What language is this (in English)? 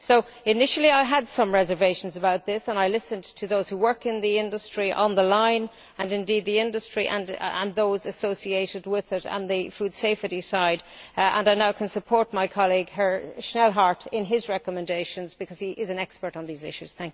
English